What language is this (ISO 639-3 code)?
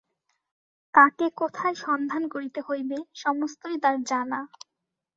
ben